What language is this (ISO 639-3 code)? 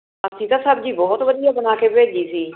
pan